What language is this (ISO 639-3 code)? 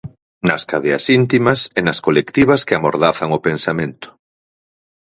glg